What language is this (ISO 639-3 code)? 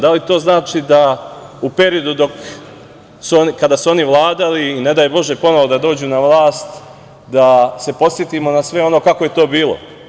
srp